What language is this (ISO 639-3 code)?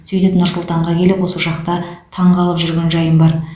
kaz